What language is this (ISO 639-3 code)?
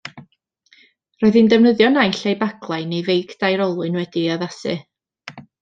cym